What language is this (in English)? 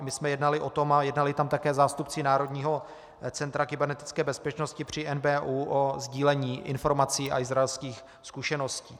Czech